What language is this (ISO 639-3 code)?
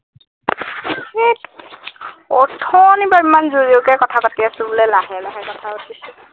asm